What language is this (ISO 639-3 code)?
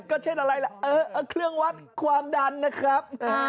tha